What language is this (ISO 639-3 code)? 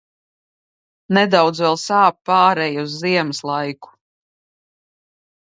lav